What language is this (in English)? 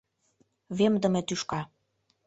Mari